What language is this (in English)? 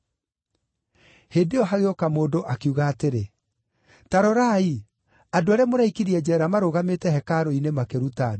Kikuyu